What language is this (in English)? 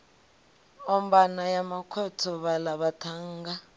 Venda